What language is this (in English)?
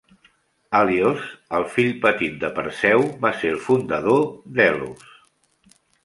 Catalan